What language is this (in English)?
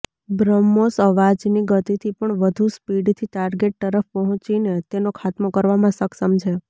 Gujarati